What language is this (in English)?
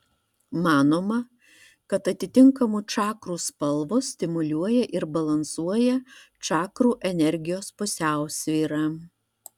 Lithuanian